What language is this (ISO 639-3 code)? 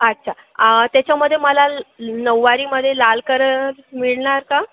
mar